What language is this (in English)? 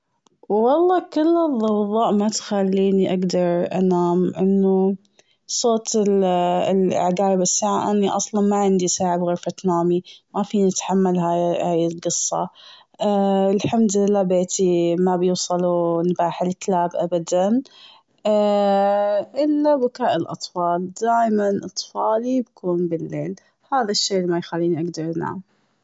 Gulf Arabic